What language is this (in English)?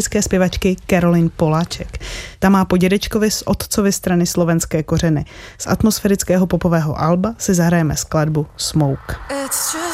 Czech